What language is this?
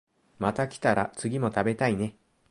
Japanese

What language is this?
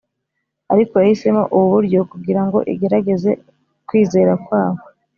Kinyarwanda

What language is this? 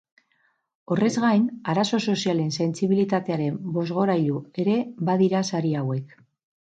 Basque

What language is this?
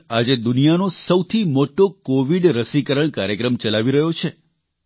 Gujarati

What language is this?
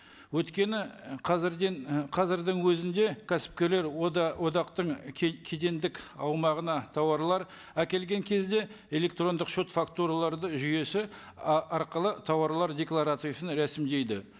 Kazakh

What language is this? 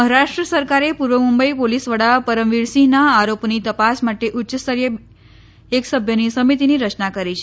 Gujarati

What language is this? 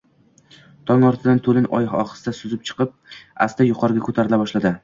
Uzbek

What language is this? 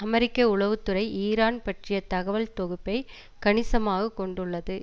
Tamil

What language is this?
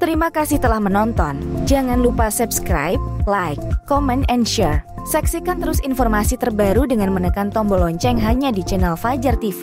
Indonesian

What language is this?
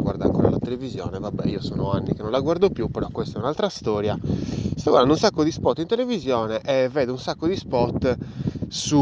Italian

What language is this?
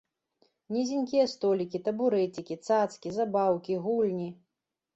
Belarusian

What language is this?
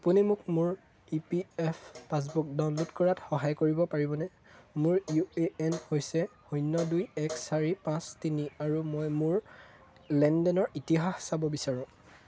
Assamese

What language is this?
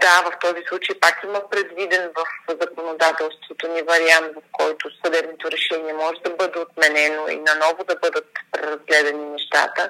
Bulgarian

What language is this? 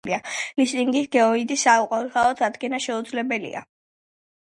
Georgian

